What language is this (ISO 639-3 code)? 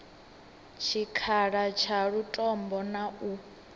ven